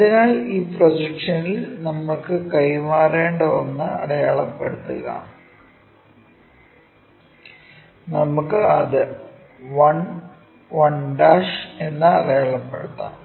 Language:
Malayalam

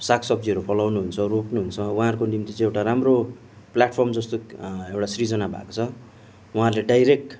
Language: Nepali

